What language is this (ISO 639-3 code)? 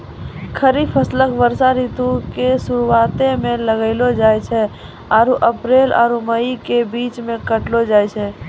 mai